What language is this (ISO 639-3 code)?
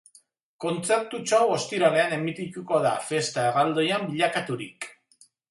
eus